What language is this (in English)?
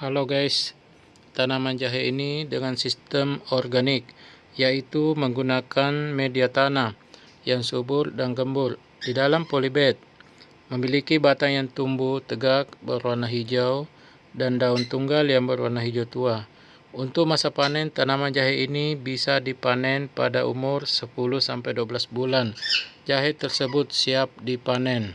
Indonesian